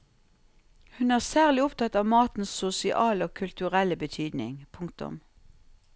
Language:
Norwegian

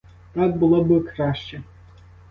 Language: Ukrainian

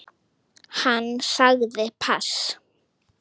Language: Icelandic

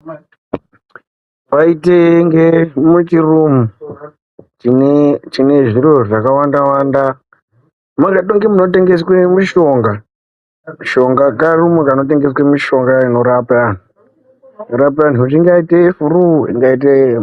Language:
Ndau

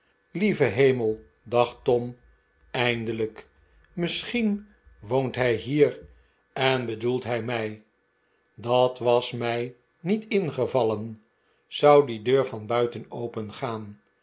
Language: Dutch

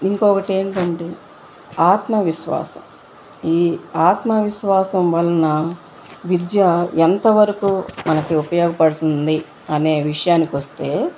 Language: Telugu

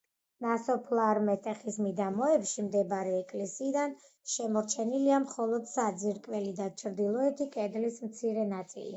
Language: Georgian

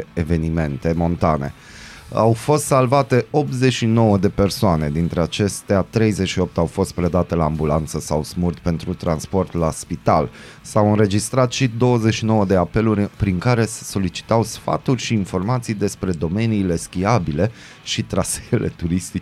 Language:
Romanian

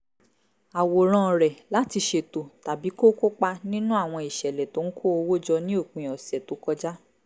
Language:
Yoruba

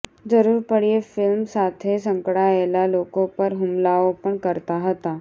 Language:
Gujarati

